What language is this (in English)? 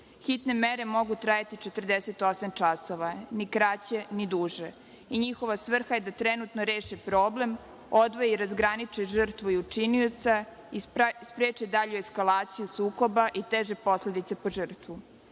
Serbian